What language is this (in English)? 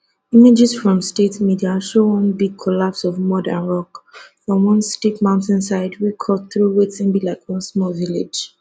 Nigerian Pidgin